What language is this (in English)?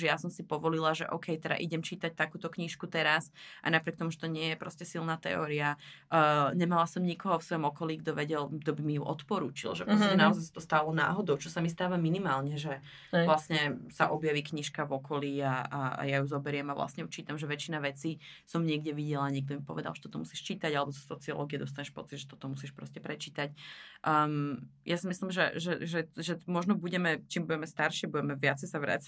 Slovak